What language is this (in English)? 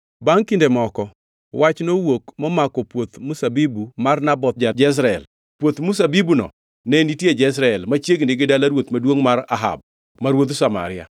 Luo (Kenya and Tanzania)